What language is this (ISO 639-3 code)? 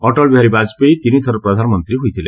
ori